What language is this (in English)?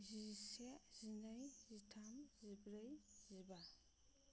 Bodo